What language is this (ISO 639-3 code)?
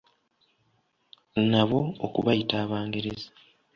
lug